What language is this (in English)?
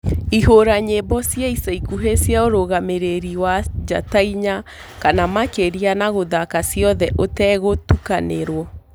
Kikuyu